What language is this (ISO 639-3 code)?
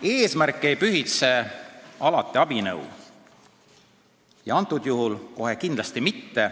est